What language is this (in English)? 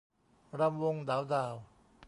Thai